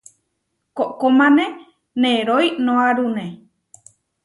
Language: Huarijio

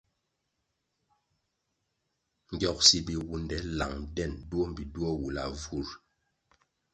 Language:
Kwasio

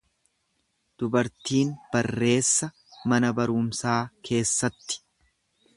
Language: Oromo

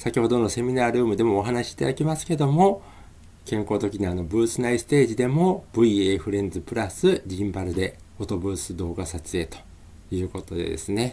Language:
Japanese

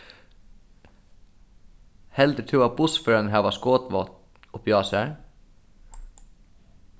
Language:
Faroese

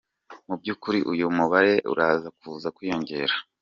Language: Kinyarwanda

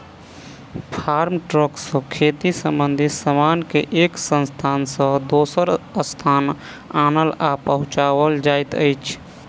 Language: Maithili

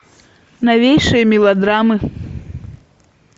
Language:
Russian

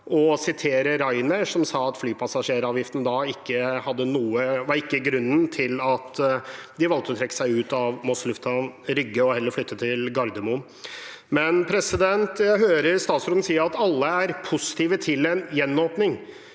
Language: Norwegian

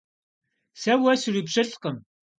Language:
Kabardian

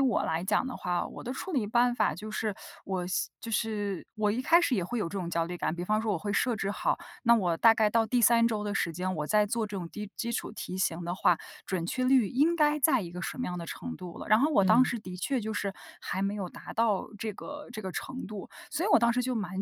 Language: Chinese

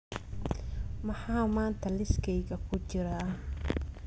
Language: Somali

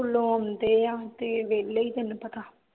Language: Punjabi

